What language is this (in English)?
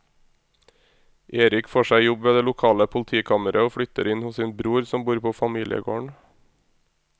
Norwegian